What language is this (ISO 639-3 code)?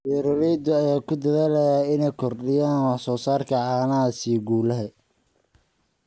som